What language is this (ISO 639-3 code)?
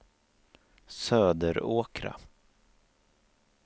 swe